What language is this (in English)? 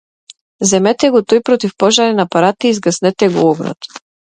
Macedonian